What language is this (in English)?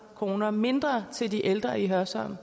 Danish